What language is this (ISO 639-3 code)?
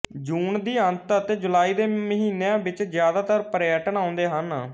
pan